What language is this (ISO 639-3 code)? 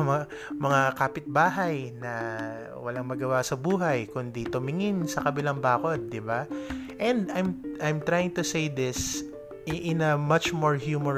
fil